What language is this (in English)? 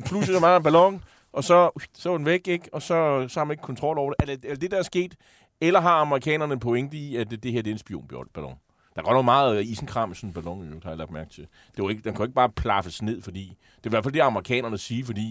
Danish